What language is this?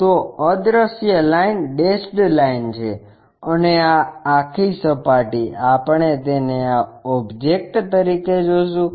Gujarati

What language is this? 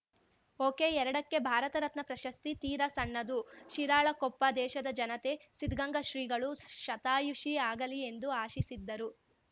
Kannada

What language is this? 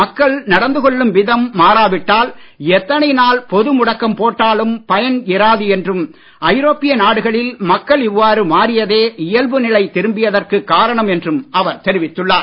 Tamil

